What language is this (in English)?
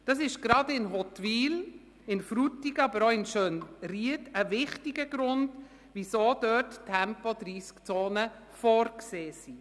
Swiss German